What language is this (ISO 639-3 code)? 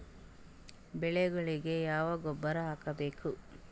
kan